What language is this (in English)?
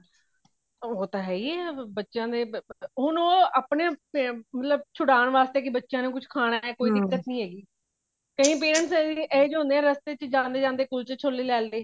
Punjabi